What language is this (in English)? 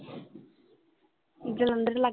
Punjabi